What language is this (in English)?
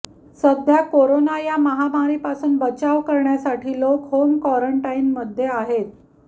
Marathi